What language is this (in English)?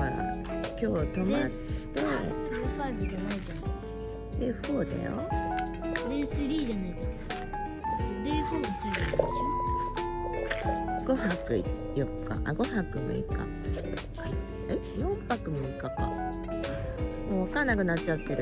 Japanese